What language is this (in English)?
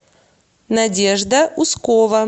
Russian